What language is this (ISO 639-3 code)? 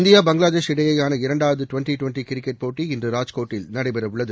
tam